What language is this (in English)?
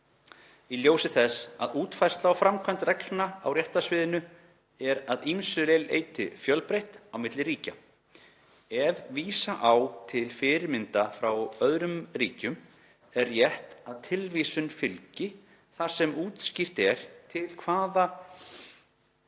Icelandic